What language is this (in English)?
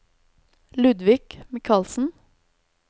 Norwegian